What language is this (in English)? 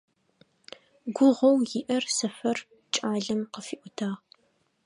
Adyghe